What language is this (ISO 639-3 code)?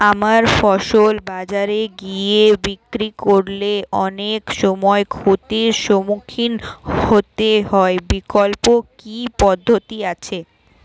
ben